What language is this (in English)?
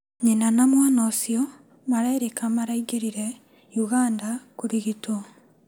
Kikuyu